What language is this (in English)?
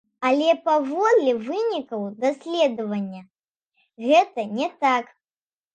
Belarusian